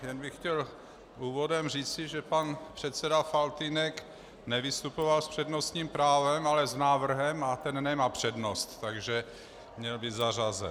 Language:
Czech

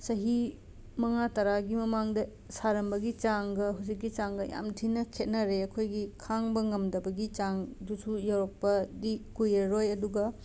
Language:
Manipuri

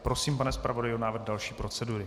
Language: Czech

